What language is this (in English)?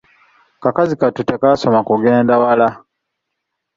Ganda